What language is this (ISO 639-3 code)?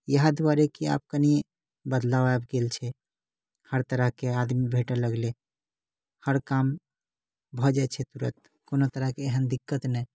mai